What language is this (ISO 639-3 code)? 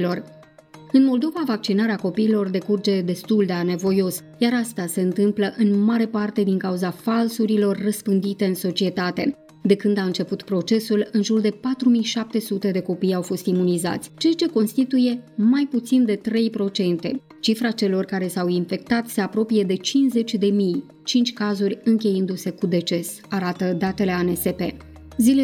ron